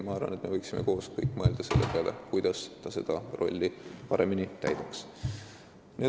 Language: Estonian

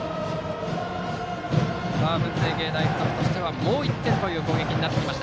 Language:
Japanese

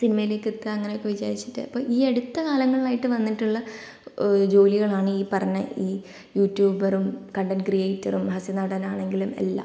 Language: Malayalam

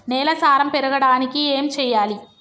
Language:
Telugu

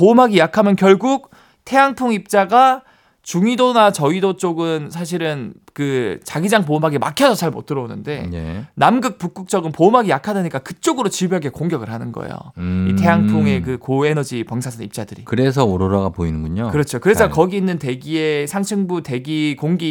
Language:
Korean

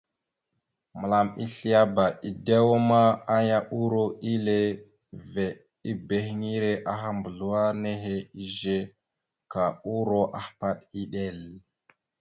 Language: Mada (Cameroon)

